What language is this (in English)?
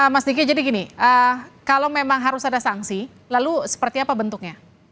Indonesian